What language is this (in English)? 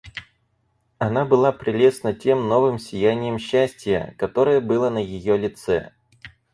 Russian